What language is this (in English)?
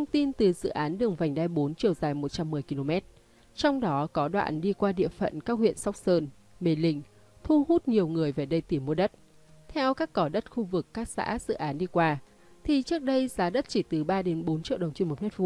Vietnamese